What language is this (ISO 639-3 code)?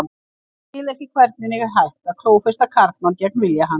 isl